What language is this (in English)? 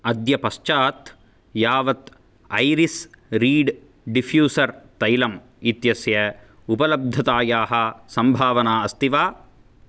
Sanskrit